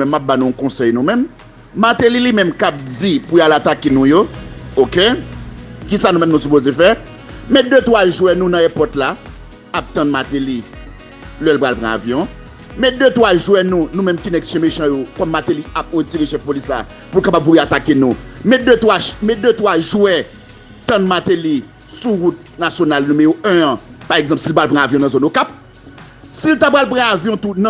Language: French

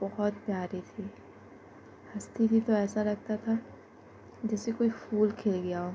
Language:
Urdu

